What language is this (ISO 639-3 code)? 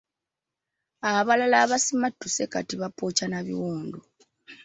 lug